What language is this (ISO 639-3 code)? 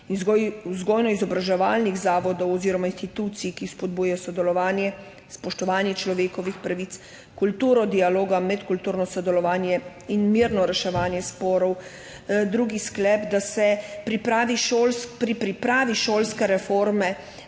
slv